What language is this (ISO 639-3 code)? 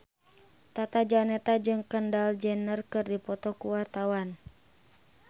sun